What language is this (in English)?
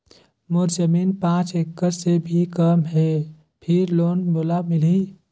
Chhattisgarhi